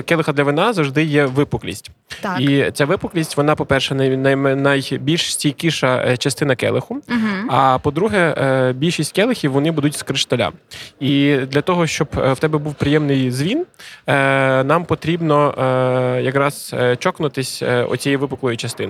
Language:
Ukrainian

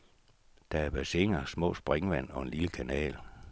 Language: Danish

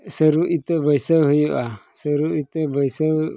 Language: Santali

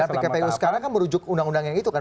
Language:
Indonesian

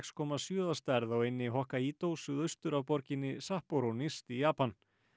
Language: Icelandic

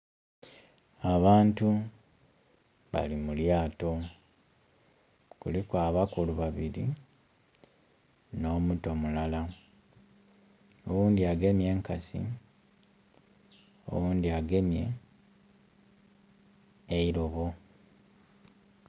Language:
Soga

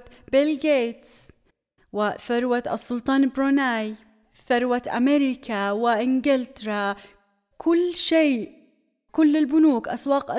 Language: Arabic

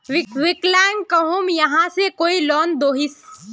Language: Magahi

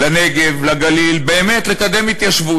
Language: Hebrew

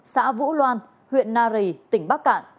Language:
Vietnamese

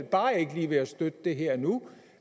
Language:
Danish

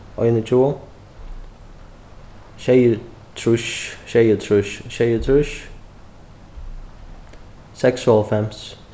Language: Faroese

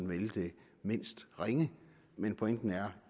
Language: Danish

